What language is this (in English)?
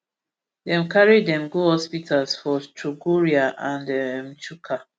Nigerian Pidgin